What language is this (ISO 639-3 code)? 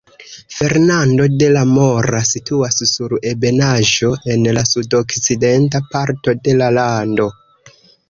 epo